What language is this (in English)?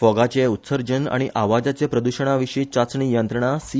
Konkani